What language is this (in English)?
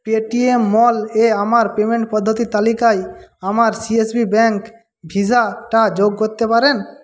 Bangla